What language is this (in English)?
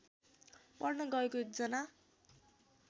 Nepali